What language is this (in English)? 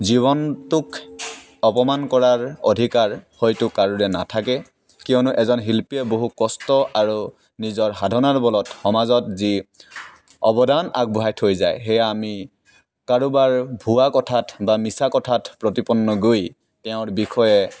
Assamese